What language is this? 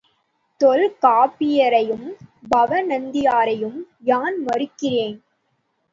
Tamil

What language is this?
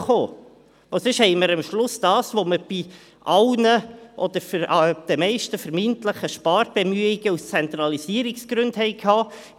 Swiss German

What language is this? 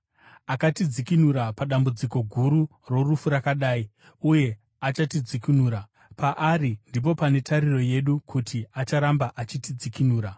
Shona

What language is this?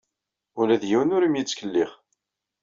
Kabyle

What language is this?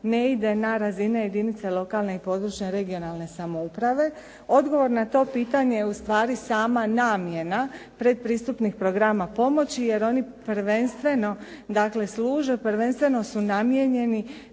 Croatian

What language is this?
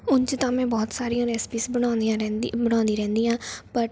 Punjabi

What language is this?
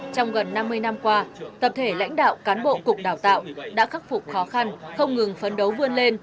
Vietnamese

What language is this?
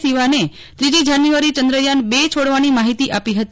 Gujarati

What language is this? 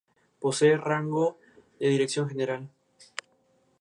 Spanish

